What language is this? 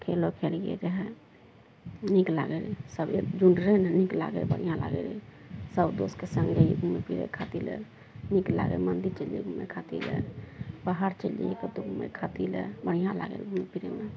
Maithili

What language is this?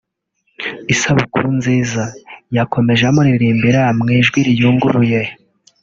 Kinyarwanda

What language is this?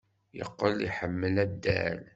Kabyle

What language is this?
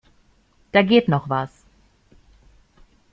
German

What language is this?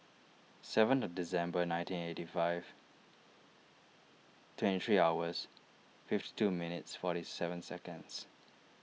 English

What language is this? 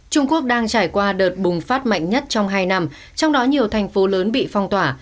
Vietnamese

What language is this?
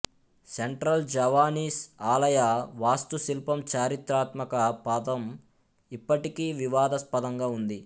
Telugu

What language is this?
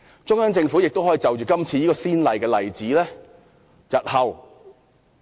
Cantonese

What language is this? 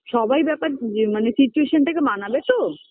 Bangla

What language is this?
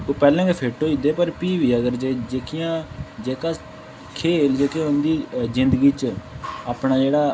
Dogri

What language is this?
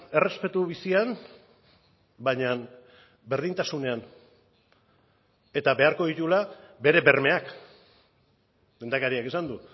Basque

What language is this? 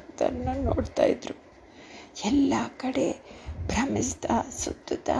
Kannada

